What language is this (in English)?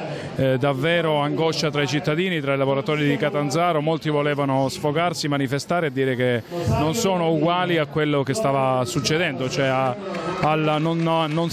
Italian